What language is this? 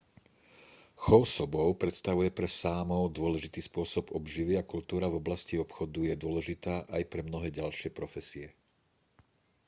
Slovak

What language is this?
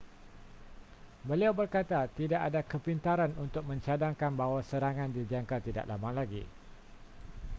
Malay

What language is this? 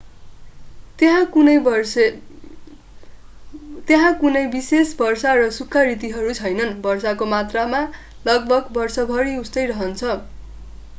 Nepali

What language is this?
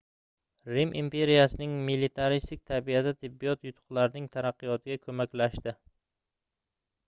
Uzbek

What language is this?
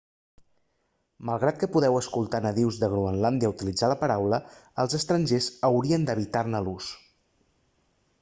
Catalan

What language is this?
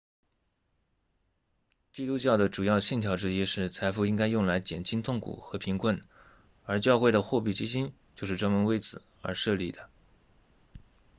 Chinese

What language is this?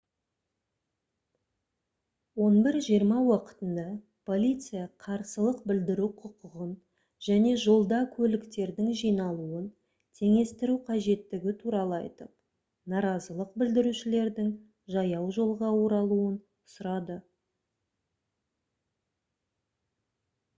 Kazakh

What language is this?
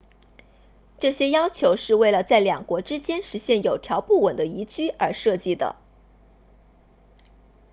Chinese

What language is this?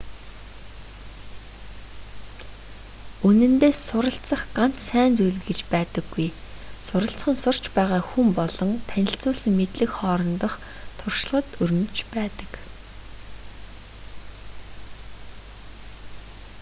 Mongolian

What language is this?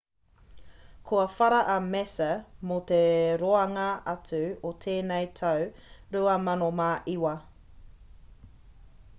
Māori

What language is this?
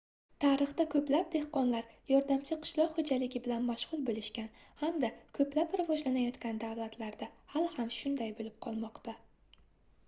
Uzbek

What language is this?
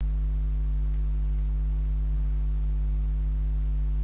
Sindhi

